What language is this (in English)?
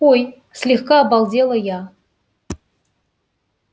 Russian